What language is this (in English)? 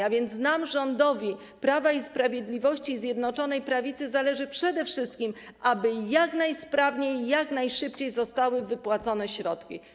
Polish